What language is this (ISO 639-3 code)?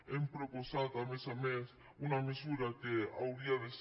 cat